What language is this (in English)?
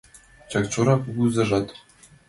Mari